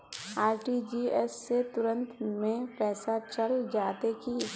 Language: Magahi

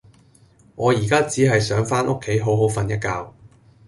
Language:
Cantonese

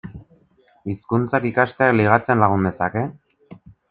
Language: Basque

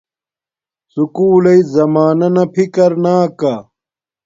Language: Domaaki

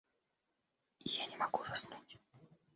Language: Russian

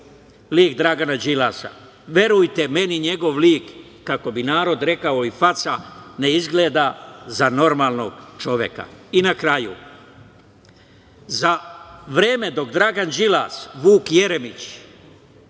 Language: Serbian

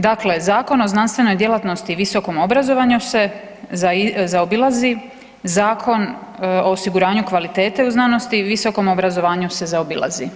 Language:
Croatian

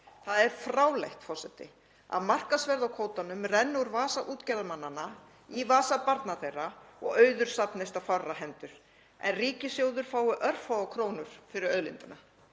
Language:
Icelandic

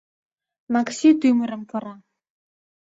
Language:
Mari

